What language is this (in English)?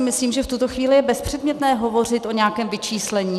Czech